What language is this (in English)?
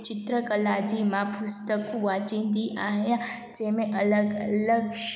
Sindhi